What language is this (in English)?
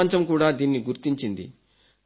Telugu